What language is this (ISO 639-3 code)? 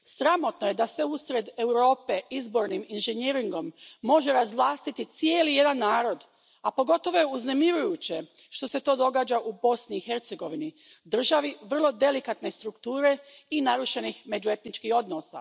hrv